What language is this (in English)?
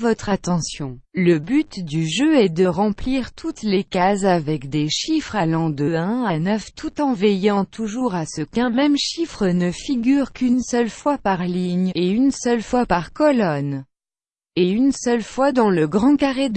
French